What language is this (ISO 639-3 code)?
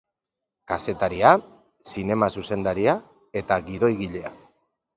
eus